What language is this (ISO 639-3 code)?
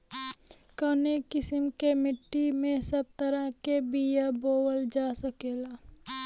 bho